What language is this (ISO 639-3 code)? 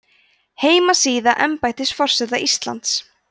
isl